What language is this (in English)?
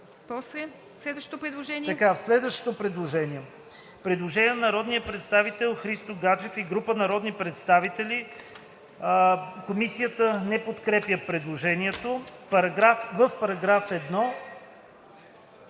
Bulgarian